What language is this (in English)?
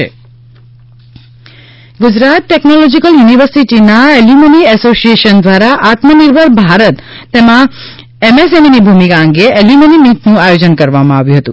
Gujarati